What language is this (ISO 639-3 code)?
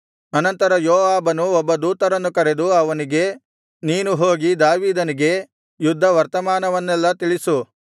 kan